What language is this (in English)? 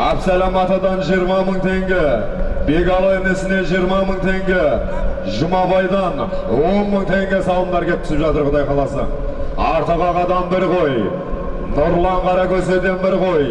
Turkish